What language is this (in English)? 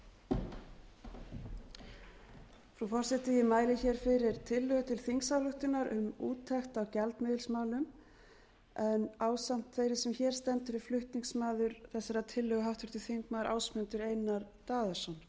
Icelandic